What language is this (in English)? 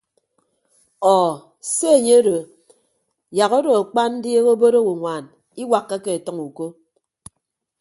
Ibibio